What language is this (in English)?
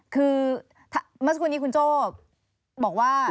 Thai